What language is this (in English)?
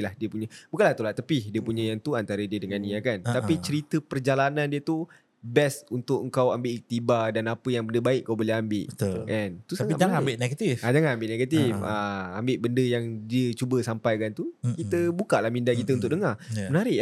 Malay